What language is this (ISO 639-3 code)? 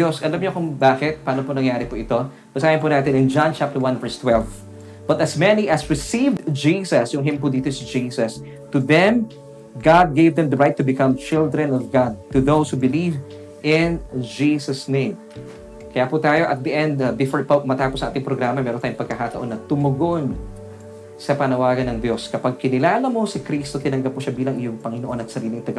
fil